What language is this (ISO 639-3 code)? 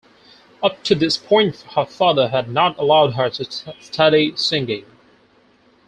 eng